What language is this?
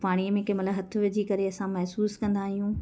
Sindhi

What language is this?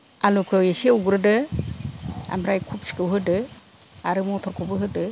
Bodo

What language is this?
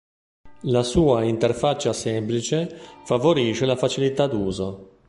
Italian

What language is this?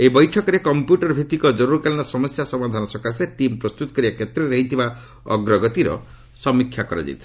Odia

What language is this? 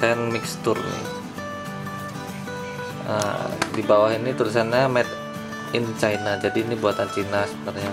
Indonesian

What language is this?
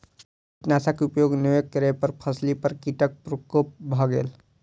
Maithili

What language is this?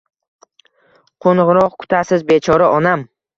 Uzbek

